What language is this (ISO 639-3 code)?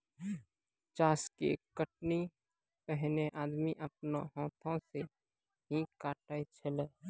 mai